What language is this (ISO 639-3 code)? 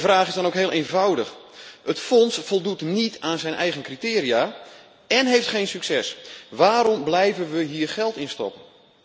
nld